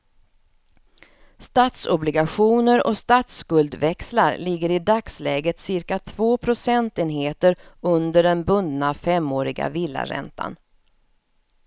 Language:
Swedish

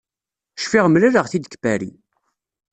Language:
Kabyle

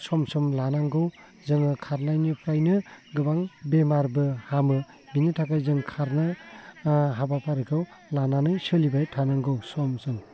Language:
Bodo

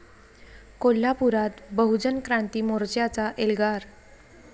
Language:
Marathi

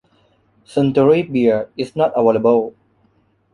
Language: English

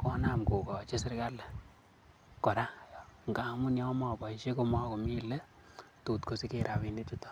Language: Kalenjin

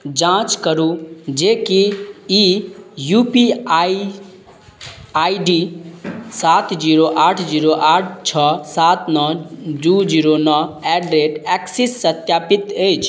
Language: Maithili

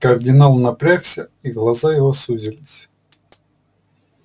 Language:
Russian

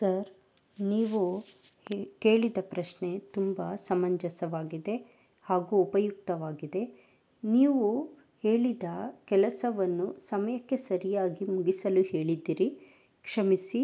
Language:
Kannada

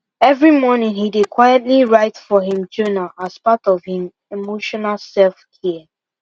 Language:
Nigerian Pidgin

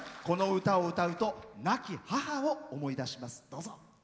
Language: Japanese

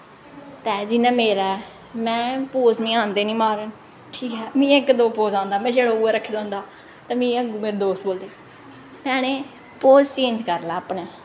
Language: Dogri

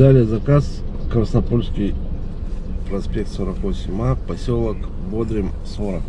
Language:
Russian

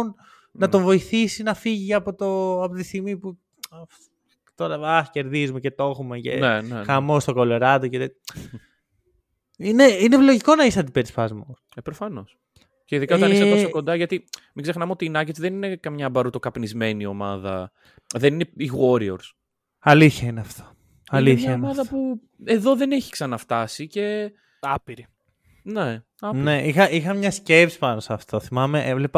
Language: Greek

